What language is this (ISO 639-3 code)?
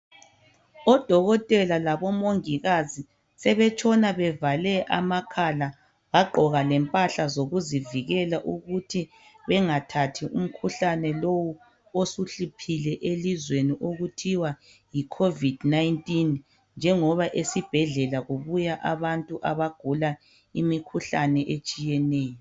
nde